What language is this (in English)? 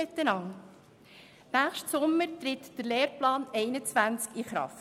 Swiss German